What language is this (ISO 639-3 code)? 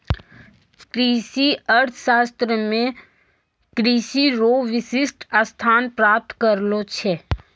mai